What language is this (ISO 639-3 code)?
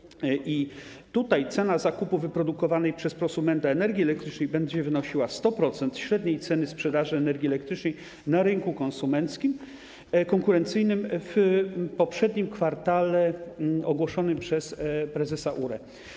pol